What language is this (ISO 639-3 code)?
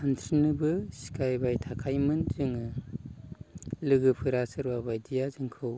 brx